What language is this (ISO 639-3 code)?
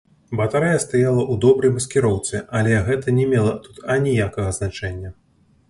bel